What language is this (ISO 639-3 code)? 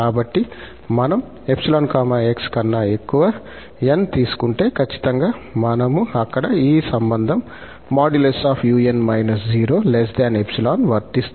tel